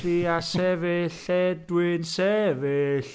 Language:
Welsh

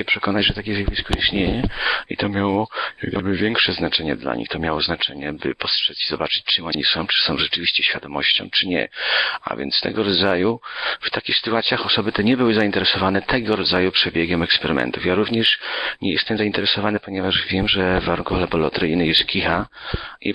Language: Polish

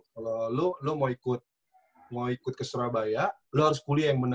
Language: Indonesian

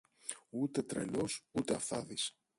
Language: Greek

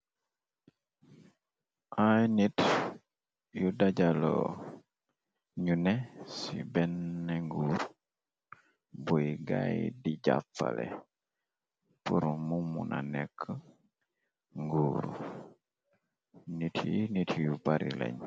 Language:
Wolof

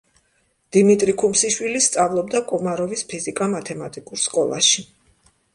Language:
Georgian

